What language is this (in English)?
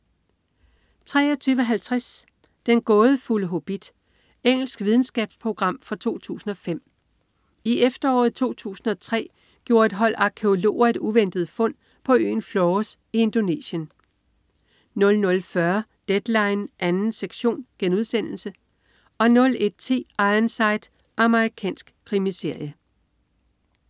Danish